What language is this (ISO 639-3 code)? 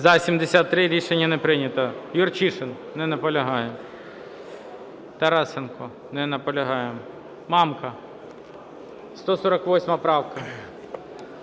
ukr